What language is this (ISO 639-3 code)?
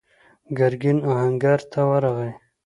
pus